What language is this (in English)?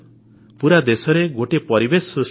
Odia